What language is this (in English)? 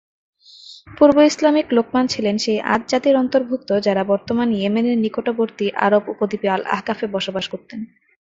Bangla